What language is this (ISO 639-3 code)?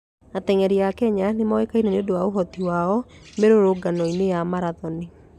kik